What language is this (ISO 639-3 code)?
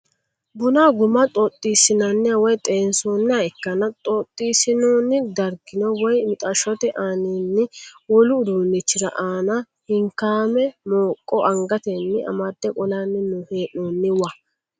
sid